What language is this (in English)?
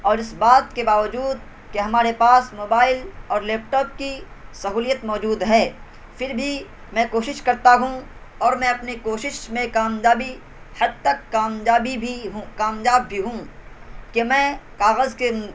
Urdu